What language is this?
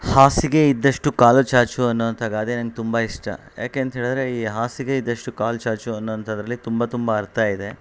Kannada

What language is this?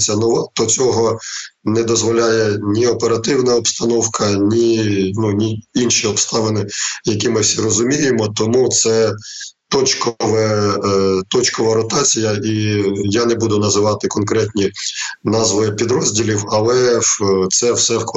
Ukrainian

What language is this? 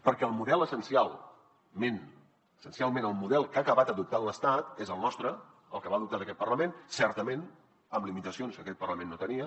Catalan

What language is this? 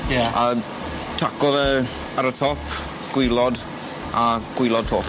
Welsh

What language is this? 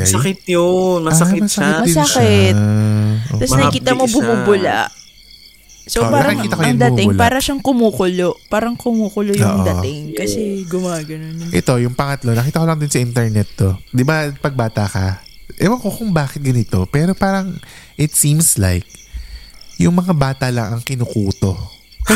Filipino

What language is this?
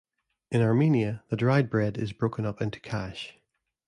English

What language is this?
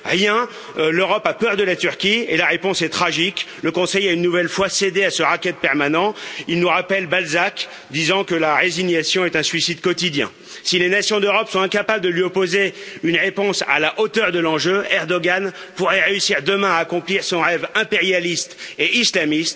French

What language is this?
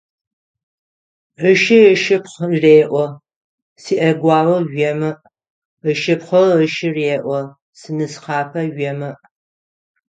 Adyghe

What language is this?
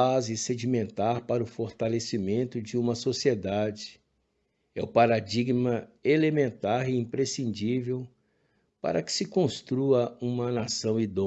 Portuguese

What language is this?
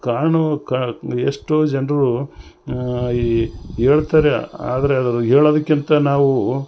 Kannada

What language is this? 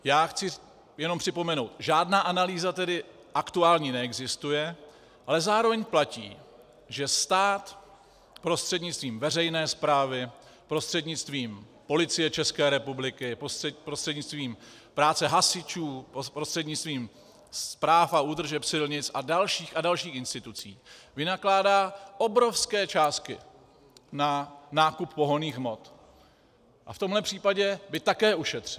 Czech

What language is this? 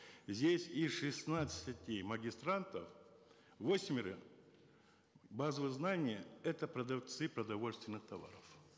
Kazakh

